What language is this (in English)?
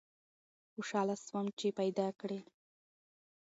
Pashto